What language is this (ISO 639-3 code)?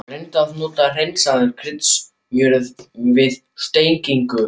isl